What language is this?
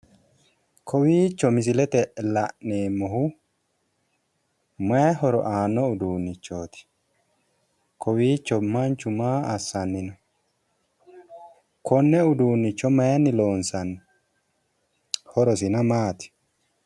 Sidamo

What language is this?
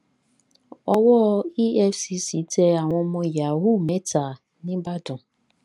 Yoruba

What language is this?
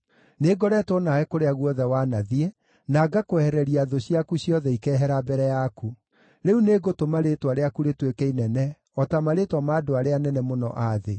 Kikuyu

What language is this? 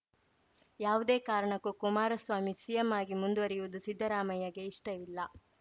Kannada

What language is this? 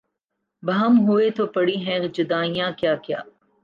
Urdu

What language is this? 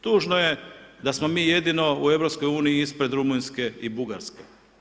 Croatian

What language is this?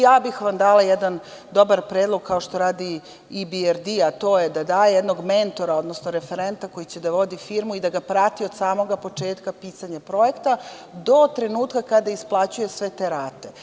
Serbian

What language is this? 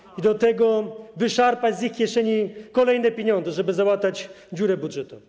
Polish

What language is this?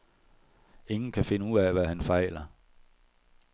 Danish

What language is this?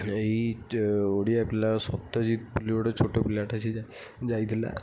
Odia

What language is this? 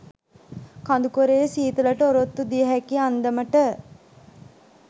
Sinhala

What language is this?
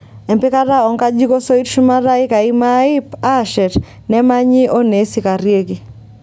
Masai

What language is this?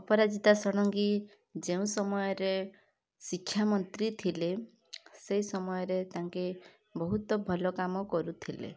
Odia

